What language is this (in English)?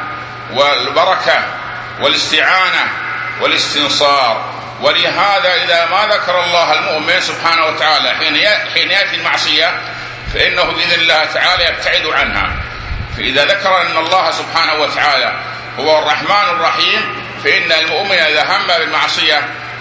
Arabic